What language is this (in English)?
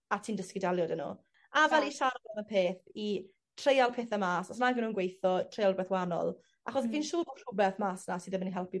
Welsh